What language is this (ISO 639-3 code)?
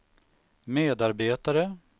swe